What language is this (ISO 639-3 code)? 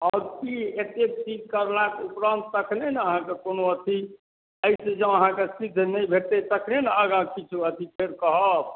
mai